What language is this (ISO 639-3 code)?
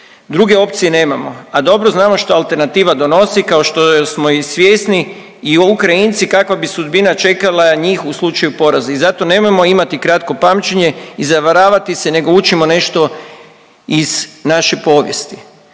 hrv